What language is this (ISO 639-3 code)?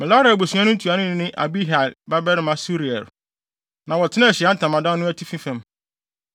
aka